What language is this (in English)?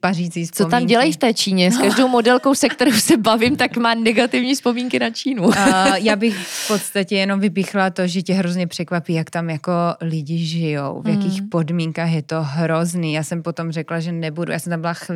Czech